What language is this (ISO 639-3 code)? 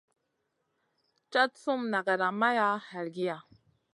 mcn